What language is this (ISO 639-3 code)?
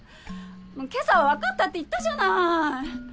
jpn